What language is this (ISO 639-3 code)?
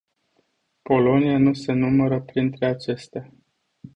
ron